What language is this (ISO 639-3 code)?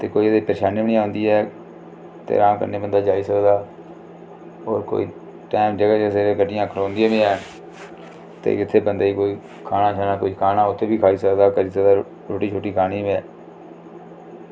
doi